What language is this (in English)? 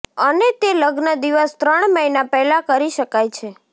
Gujarati